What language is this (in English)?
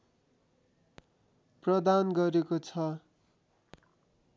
Nepali